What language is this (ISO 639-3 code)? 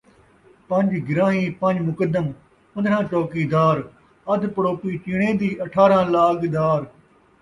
skr